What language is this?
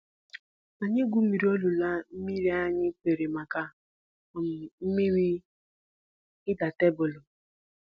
Igbo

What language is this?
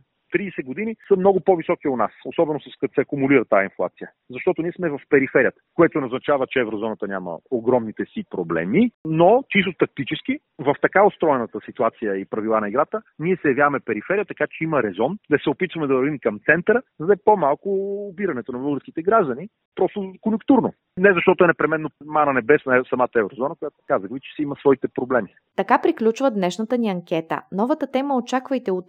Bulgarian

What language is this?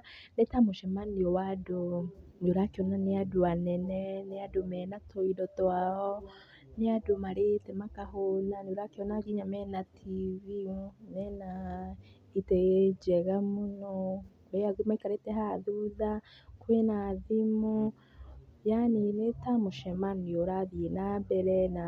Kikuyu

